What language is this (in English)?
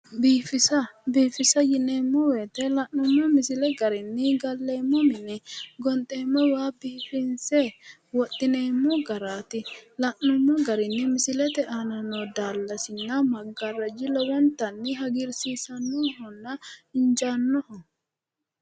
Sidamo